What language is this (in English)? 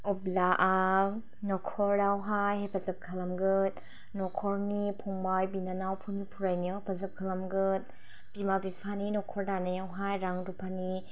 Bodo